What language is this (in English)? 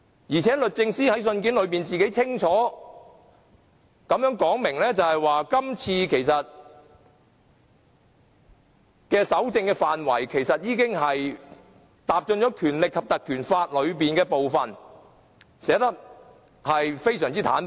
Cantonese